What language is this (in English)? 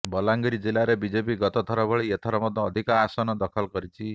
Odia